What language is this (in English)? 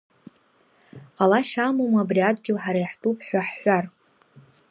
Abkhazian